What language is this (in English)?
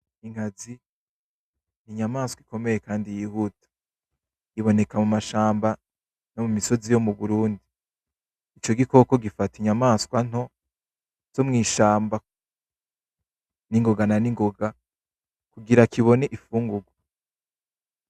Rundi